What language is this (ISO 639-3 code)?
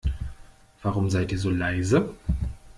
deu